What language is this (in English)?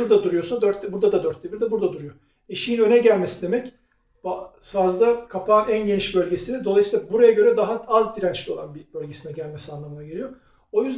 Turkish